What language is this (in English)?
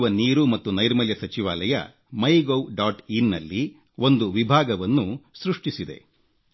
Kannada